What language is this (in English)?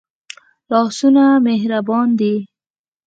Pashto